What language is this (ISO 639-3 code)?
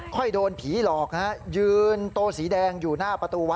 tha